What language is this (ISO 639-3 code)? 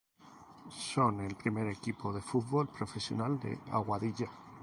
spa